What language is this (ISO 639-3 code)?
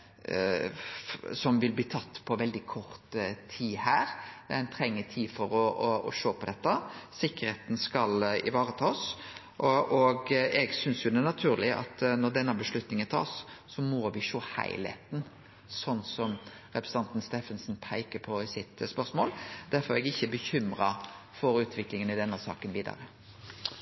nno